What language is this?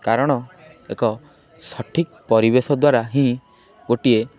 Odia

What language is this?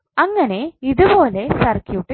Malayalam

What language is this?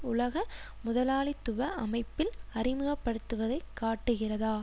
Tamil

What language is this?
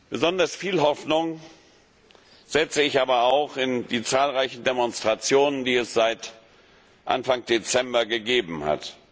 German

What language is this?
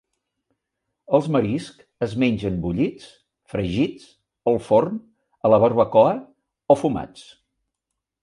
Catalan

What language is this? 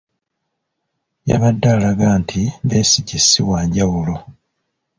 Ganda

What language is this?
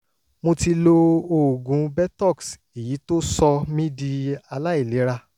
Yoruba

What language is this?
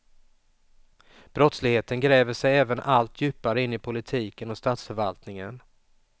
Swedish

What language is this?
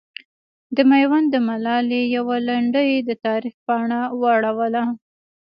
Pashto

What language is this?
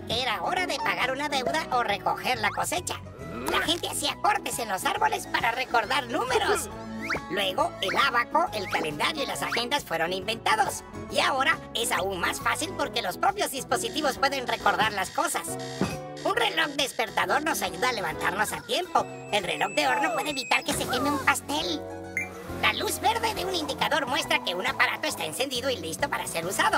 Spanish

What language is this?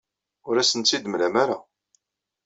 Kabyle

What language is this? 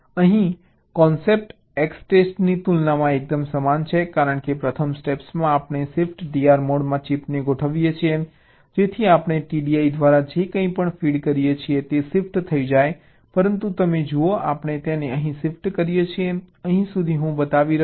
Gujarati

